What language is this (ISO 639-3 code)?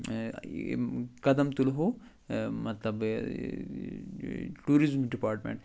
kas